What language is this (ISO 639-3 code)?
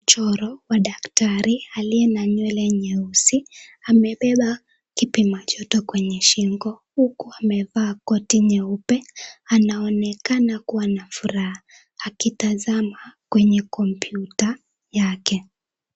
swa